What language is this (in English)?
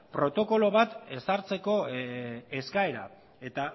Basque